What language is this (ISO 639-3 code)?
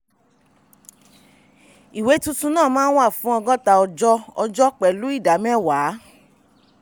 yor